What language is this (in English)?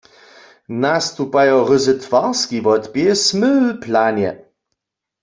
Upper Sorbian